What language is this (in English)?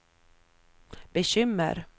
Swedish